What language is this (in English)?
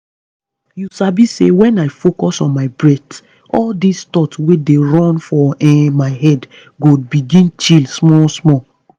Nigerian Pidgin